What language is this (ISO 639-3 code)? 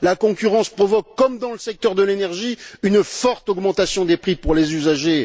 fra